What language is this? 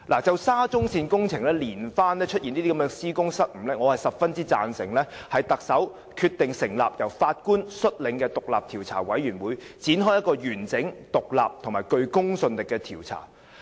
Cantonese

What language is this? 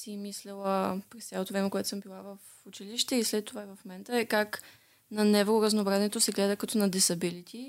Bulgarian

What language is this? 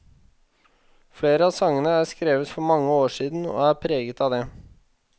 Norwegian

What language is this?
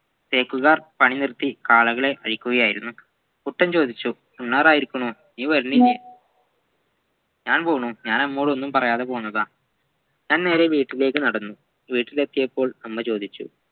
Malayalam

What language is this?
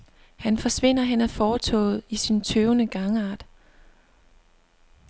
Danish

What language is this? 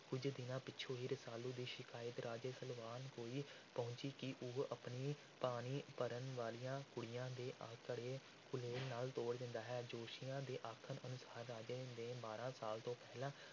Punjabi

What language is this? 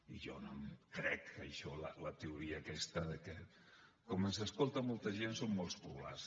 Catalan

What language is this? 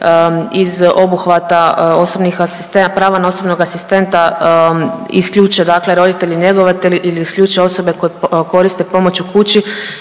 Croatian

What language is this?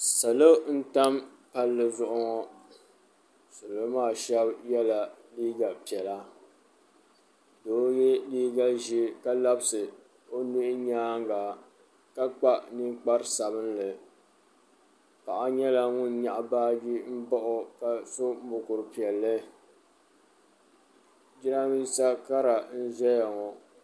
Dagbani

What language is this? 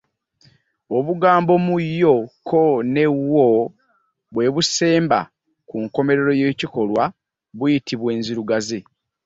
Ganda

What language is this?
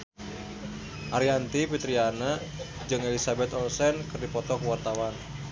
Sundanese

